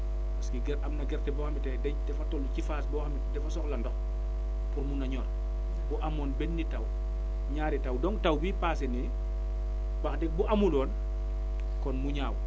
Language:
Wolof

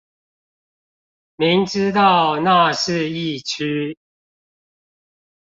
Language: Chinese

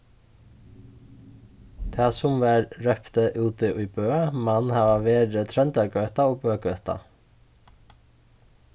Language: Faroese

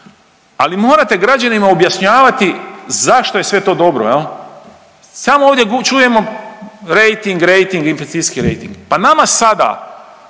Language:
Croatian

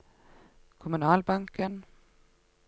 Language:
Norwegian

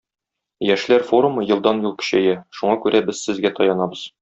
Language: Tatar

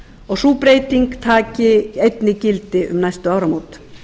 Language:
Icelandic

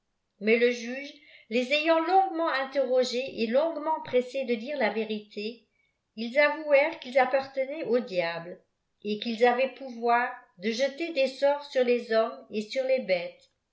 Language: French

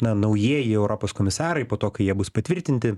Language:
Lithuanian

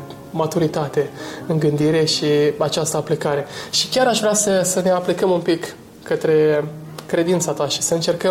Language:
Romanian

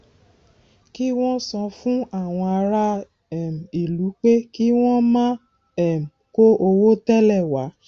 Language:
Yoruba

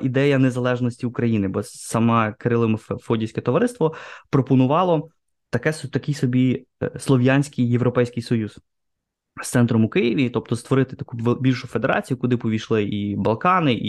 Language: Ukrainian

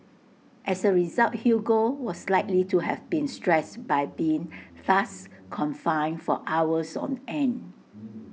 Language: English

